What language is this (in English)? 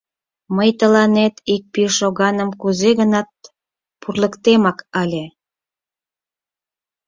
Mari